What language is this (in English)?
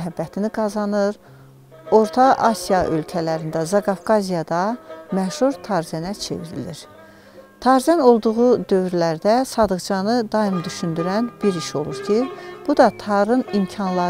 Turkish